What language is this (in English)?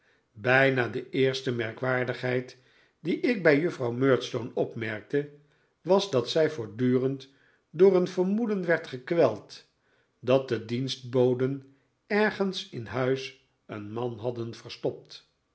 Dutch